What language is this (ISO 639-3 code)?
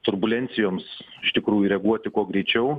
lit